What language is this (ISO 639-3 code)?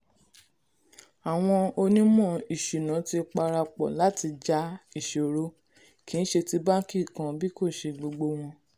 yor